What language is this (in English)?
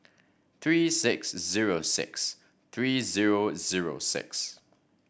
English